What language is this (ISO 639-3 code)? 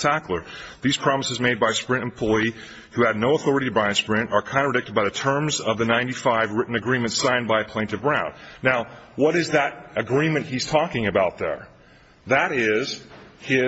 eng